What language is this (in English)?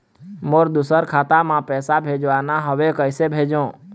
Chhattisgarhi